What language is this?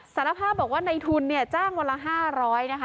Thai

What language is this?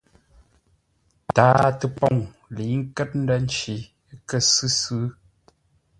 Ngombale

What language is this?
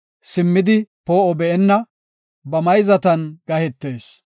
Gofa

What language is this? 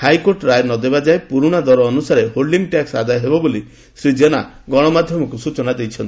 Odia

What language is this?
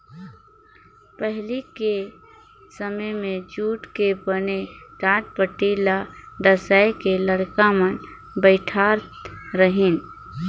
Chhattisgarhi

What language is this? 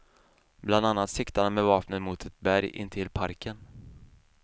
Swedish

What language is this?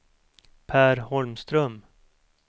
Swedish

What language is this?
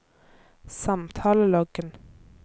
Norwegian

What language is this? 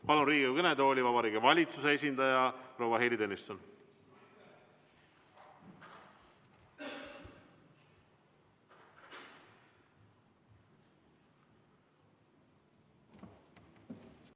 Estonian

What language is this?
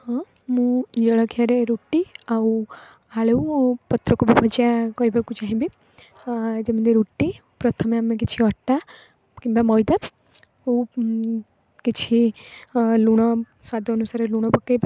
Odia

